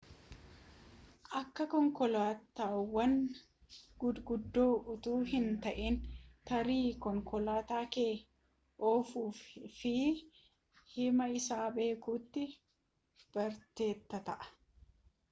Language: Oromo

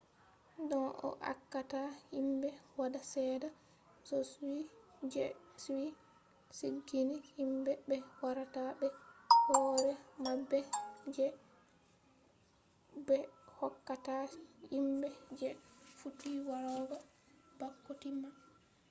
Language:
Fula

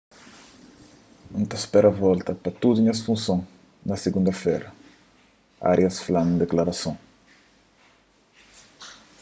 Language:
Kabuverdianu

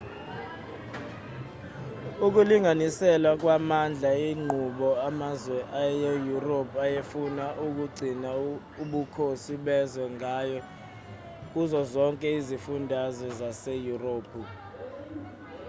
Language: Zulu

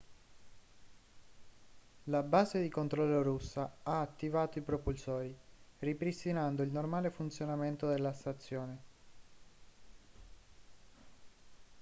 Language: Italian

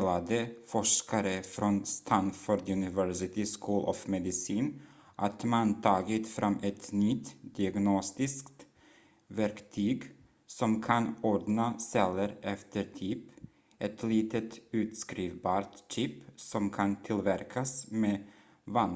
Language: Swedish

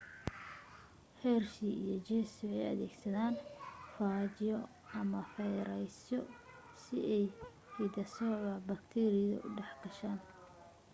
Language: Somali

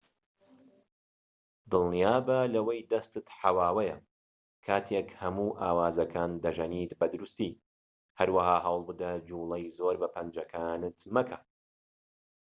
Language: Central Kurdish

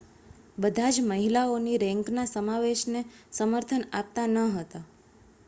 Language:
Gujarati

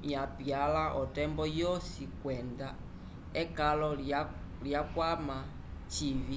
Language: Umbundu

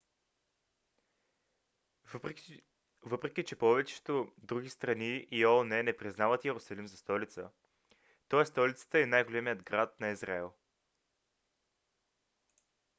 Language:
Bulgarian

